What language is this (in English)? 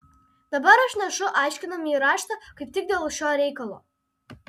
Lithuanian